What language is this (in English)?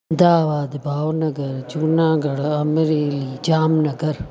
Sindhi